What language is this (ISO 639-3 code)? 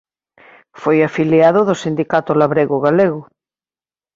glg